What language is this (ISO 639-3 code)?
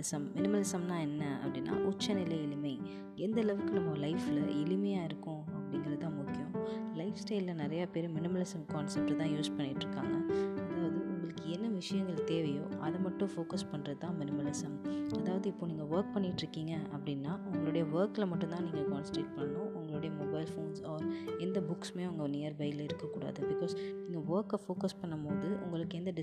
tam